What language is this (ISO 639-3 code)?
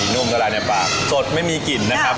tha